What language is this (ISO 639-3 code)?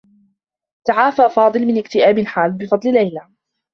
ara